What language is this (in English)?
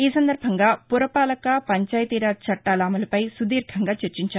Telugu